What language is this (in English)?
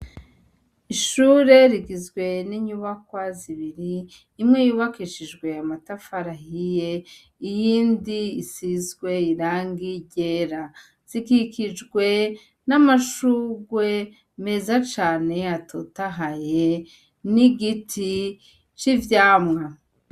Rundi